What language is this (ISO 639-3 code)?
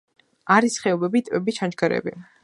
kat